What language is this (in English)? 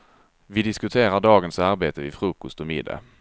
Swedish